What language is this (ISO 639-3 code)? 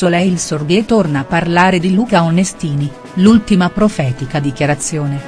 ita